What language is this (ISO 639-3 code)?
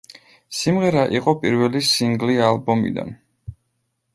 kat